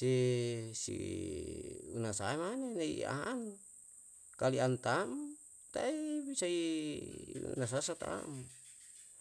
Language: Yalahatan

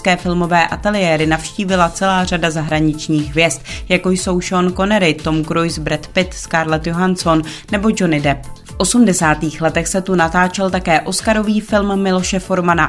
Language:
Czech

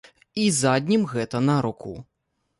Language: Belarusian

